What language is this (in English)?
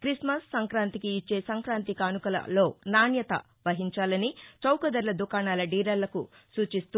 Telugu